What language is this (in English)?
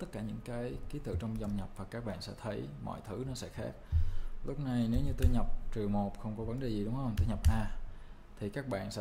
Vietnamese